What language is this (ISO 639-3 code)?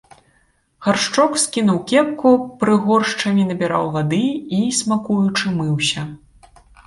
bel